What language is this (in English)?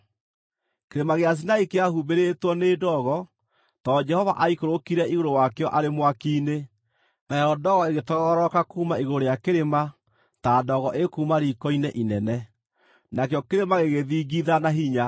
Kikuyu